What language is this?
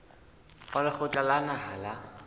Southern Sotho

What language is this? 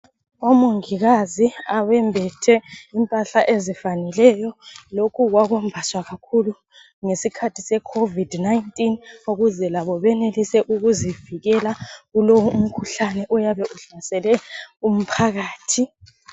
North Ndebele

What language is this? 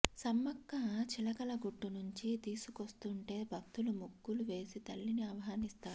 Telugu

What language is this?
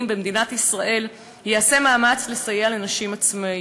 Hebrew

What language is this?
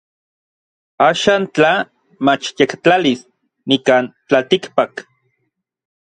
Orizaba Nahuatl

